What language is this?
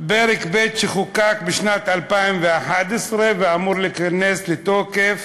Hebrew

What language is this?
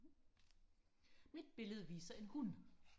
Danish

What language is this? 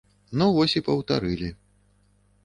Belarusian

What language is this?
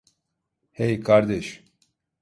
Turkish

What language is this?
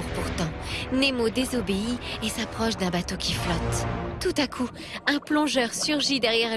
French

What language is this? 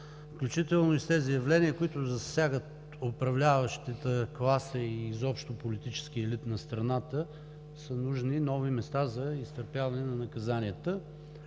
Bulgarian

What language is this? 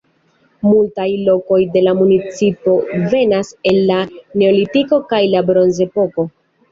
Esperanto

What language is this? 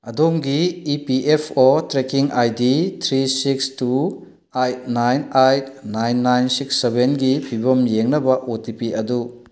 Manipuri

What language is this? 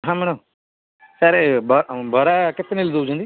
Odia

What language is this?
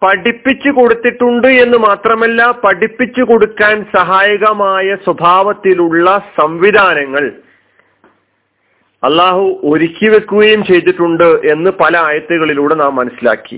Malayalam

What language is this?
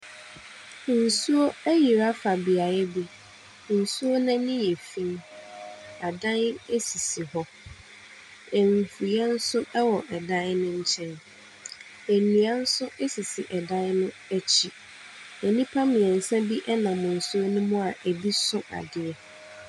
Akan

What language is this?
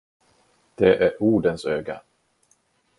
Swedish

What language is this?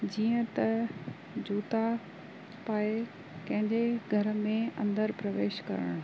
Sindhi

